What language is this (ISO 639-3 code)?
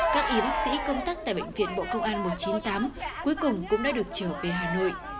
vie